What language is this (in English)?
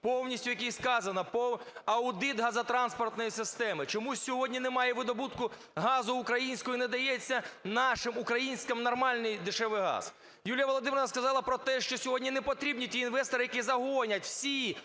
Ukrainian